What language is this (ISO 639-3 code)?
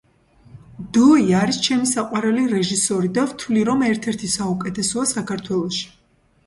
kat